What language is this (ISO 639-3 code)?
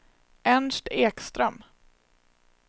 swe